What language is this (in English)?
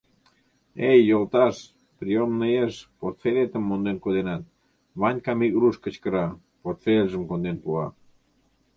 Mari